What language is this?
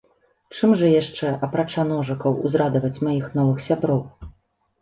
Belarusian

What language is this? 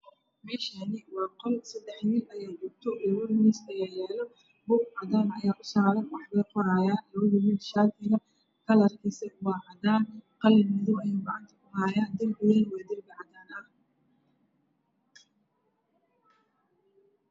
Somali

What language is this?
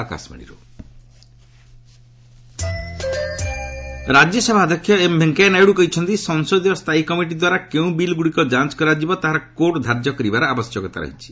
Odia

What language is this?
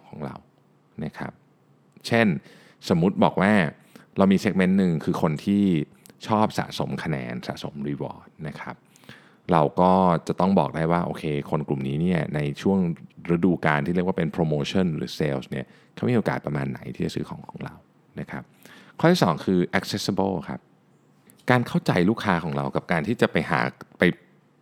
Thai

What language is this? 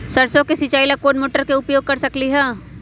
Magahi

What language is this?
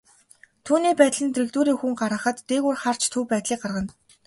Mongolian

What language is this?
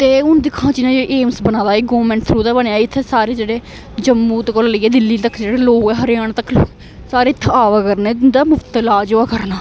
Dogri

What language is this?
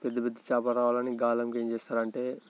Telugu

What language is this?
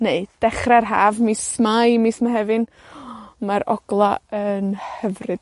Welsh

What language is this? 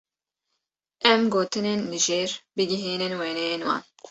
Kurdish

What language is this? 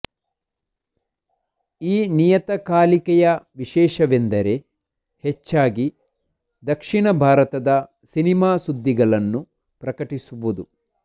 Kannada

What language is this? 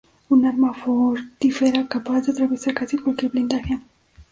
Spanish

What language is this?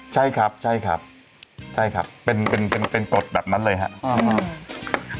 Thai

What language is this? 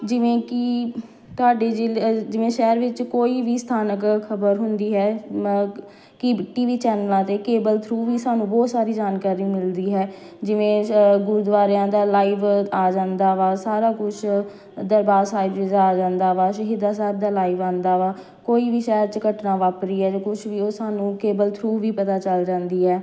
Punjabi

